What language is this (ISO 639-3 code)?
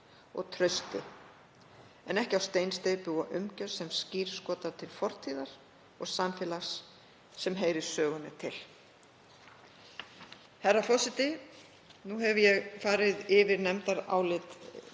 isl